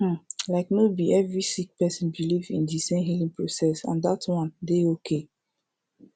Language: Nigerian Pidgin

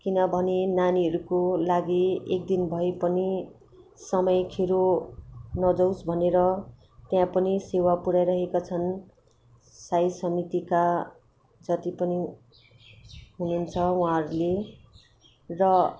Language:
Nepali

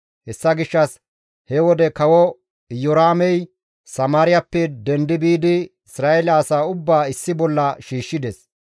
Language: Gamo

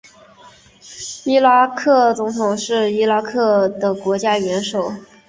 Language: Chinese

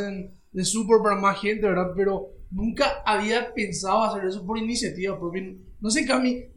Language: Spanish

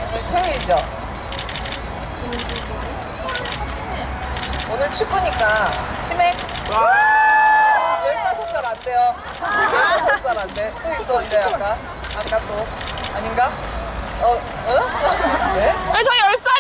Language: Korean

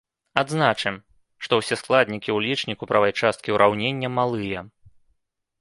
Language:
Belarusian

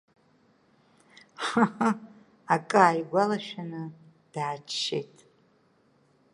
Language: Abkhazian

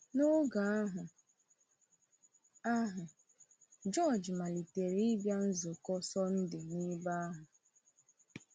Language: Igbo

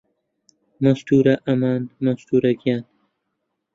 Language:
Central Kurdish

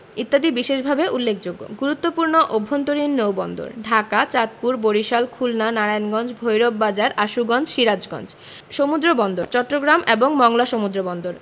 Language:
Bangla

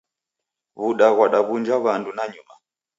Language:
Taita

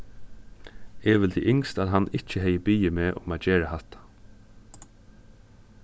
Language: Faroese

